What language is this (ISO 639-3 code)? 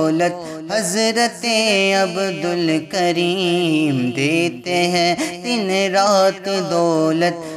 urd